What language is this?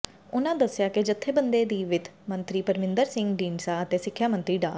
Punjabi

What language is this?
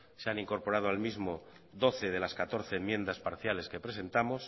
Spanish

